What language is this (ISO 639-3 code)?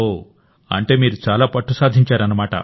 tel